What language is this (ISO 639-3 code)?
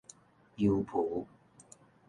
nan